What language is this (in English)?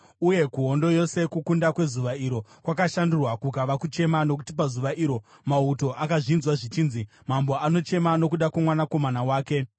Shona